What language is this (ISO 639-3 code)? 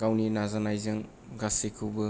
brx